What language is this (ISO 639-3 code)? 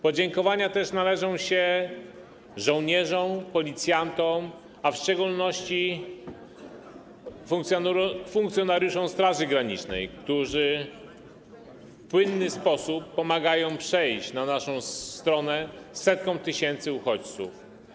pol